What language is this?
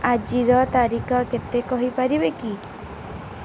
Odia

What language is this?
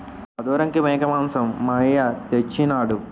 Telugu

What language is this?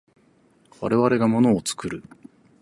Japanese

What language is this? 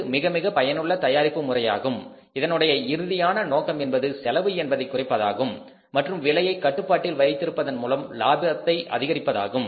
Tamil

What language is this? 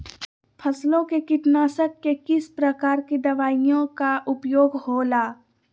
Magahi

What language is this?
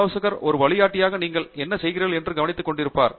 Tamil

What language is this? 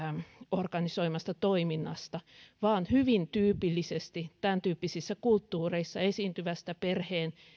Finnish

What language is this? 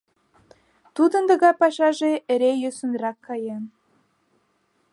Mari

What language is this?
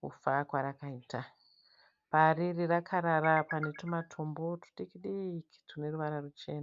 Shona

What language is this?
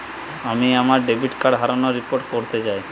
Bangla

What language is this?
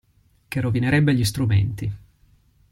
Italian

